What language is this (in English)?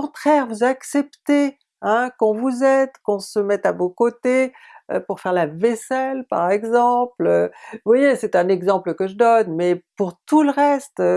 French